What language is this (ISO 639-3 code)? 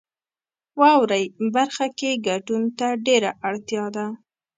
pus